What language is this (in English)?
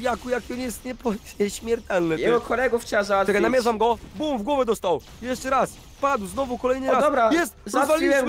Polish